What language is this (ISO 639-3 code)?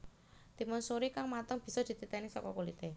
jav